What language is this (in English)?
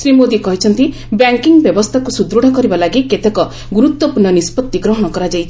Odia